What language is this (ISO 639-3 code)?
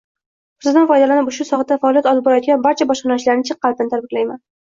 uzb